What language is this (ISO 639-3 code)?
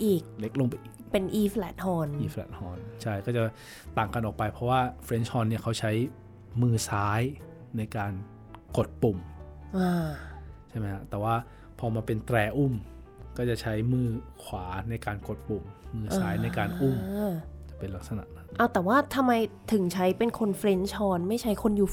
tha